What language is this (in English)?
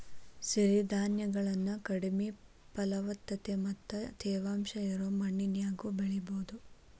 Kannada